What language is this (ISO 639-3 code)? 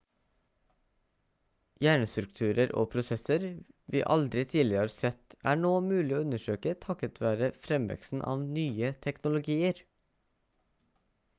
nob